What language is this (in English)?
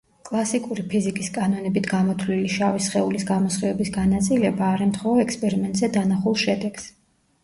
Georgian